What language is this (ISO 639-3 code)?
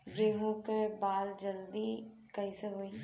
bho